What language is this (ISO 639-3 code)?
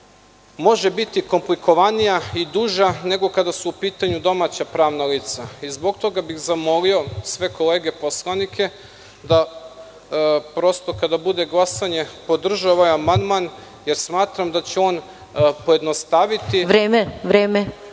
srp